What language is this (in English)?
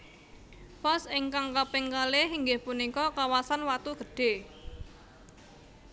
Javanese